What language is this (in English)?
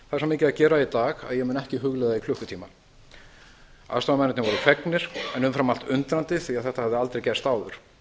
Icelandic